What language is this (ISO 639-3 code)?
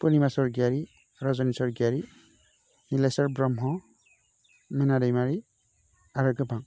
brx